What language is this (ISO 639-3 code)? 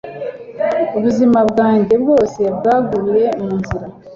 kin